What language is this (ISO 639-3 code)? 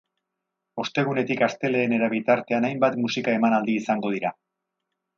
eus